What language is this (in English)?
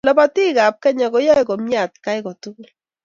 Kalenjin